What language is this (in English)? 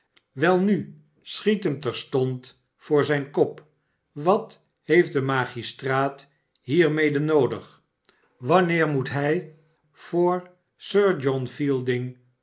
Dutch